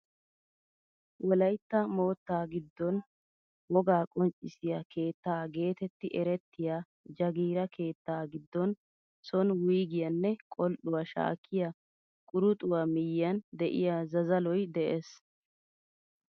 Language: Wolaytta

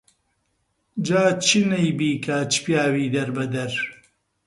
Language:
Central Kurdish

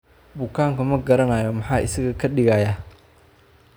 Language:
Somali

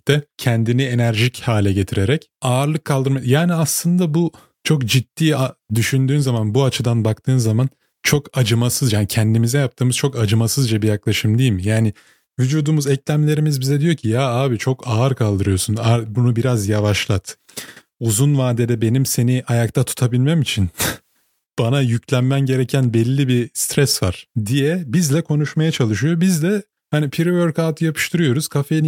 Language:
Turkish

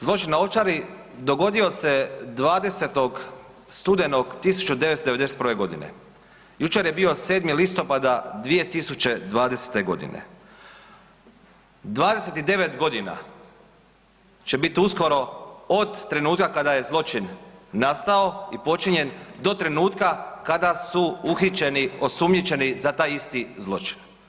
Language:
Croatian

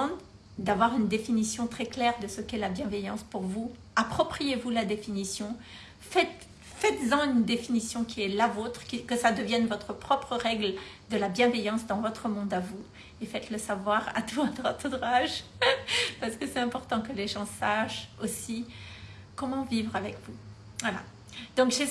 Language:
French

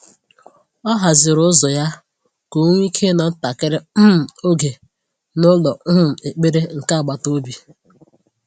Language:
Igbo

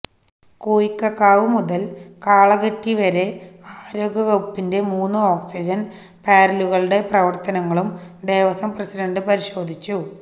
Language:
Malayalam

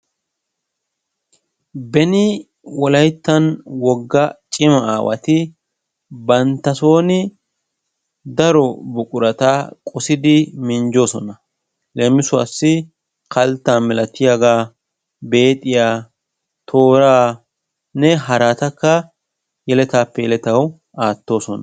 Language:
Wolaytta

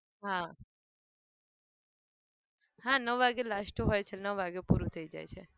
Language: Gujarati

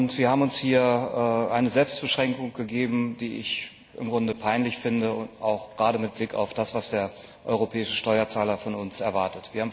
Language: German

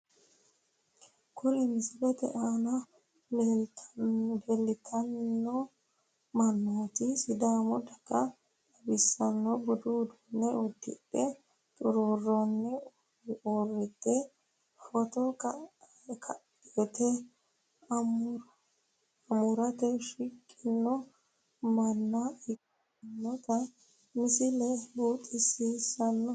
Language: Sidamo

